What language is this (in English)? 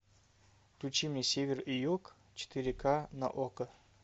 Russian